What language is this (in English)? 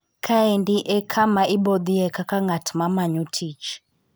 Luo (Kenya and Tanzania)